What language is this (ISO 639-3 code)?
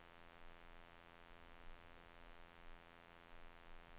swe